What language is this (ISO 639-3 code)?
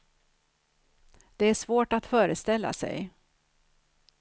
swe